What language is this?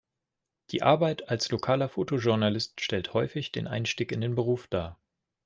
German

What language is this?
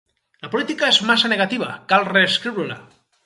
Catalan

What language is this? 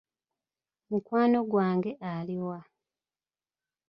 Ganda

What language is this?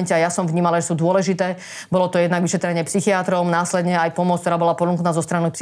Slovak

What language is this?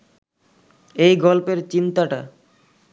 Bangla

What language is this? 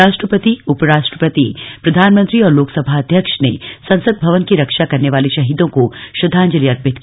Hindi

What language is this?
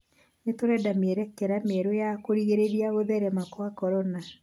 Kikuyu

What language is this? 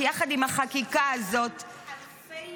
Hebrew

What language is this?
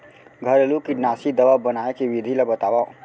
Chhattisgarhi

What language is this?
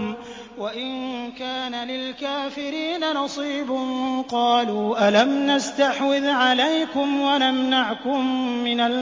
Arabic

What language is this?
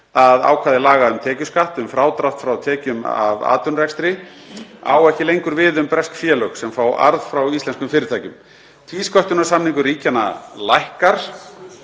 Icelandic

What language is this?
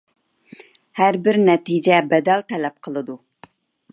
Uyghur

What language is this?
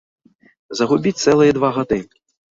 Belarusian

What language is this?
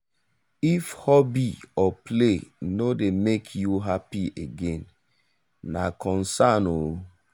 Nigerian Pidgin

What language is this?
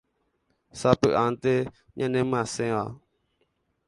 Guarani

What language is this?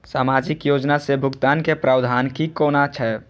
Maithili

